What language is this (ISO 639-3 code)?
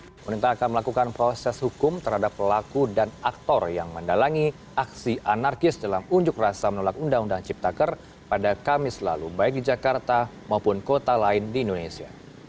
ind